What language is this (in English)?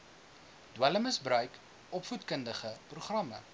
Afrikaans